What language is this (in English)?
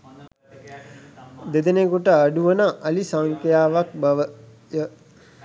Sinhala